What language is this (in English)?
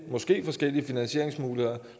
Danish